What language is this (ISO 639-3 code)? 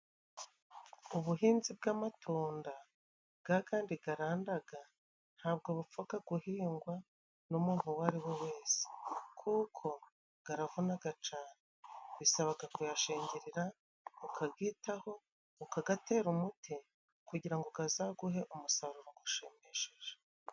kin